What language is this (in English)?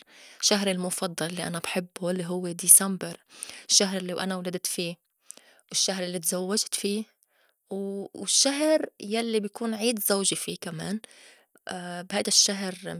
North Levantine Arabic